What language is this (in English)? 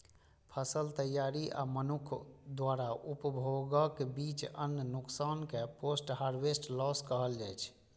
Maithili